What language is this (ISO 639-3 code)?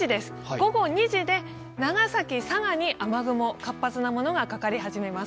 jpn